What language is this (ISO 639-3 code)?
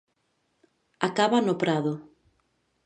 glg